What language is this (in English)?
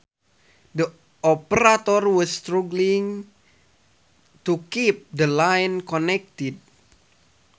Sundanese